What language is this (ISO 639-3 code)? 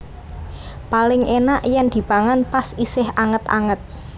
jav